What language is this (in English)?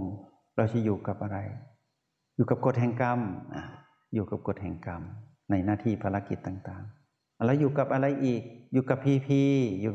Thai